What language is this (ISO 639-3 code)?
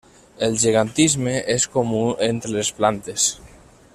cat